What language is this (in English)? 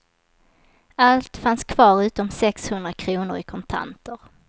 Swedish